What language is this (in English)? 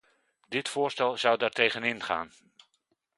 Dutch